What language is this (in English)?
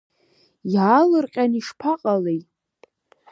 Abkhazian